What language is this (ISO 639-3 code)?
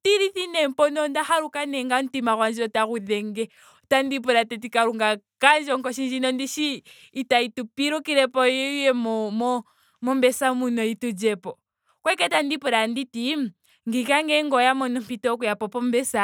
ndo